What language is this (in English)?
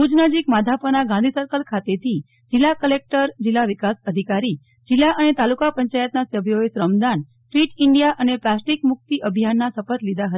Gujarati